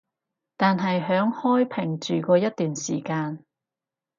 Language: Cantonese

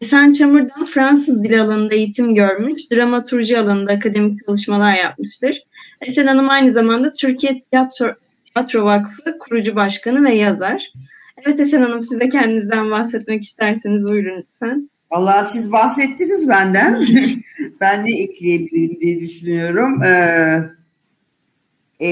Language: Turkish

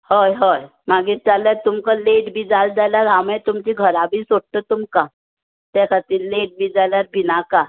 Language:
Konkani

